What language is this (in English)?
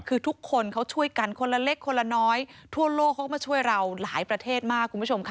Thai